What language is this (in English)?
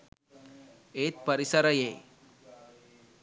Sinhala